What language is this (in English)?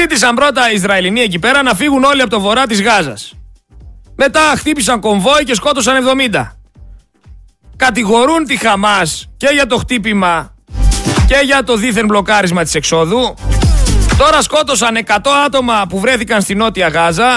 Greek